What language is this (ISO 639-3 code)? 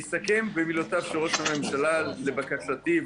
heb